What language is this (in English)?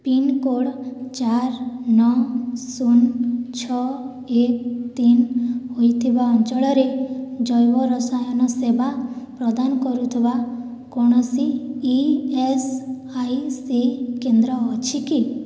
Odia